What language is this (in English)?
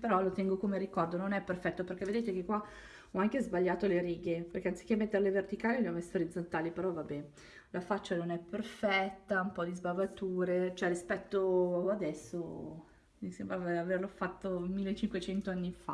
Italian